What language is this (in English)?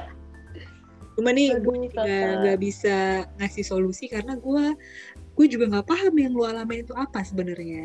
Indonesian